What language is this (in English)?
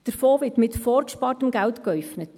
Swiss German